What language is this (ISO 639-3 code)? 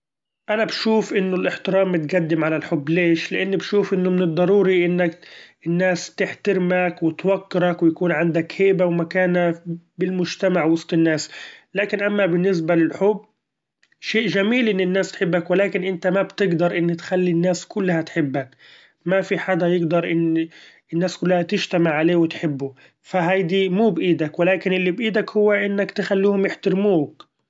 afb